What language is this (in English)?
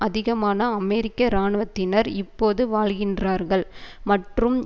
Tamil